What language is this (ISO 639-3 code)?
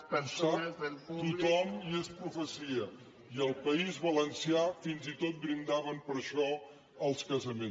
cat